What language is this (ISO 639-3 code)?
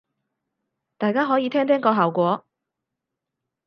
yue